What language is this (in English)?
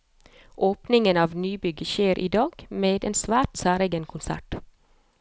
Norwegian